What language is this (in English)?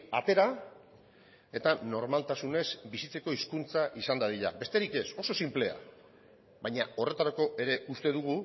Basque